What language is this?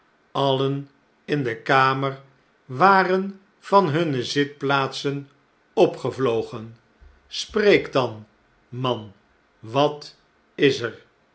Dutch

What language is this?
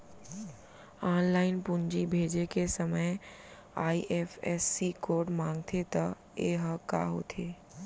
Chhattisgarhi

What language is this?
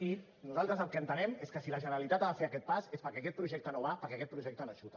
Catalan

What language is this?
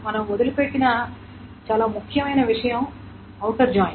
Telugu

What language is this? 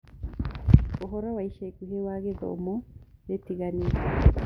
Kikuyu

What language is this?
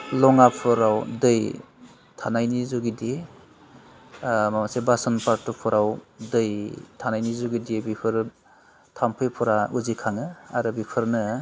Bodo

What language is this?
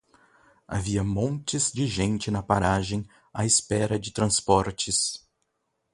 Portuguese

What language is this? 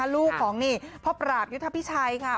Thai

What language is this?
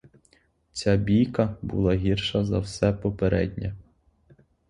Ukrainian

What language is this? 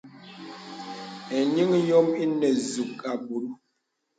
Bebele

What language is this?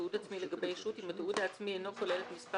Hebrew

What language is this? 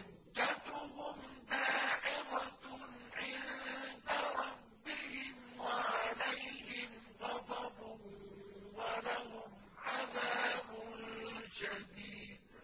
Arabic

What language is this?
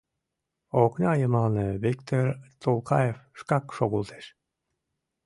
Mari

